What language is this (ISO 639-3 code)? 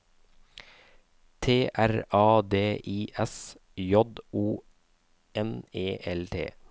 nor